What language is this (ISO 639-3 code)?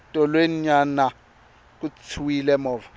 tso